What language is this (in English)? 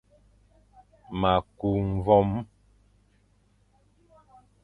Fang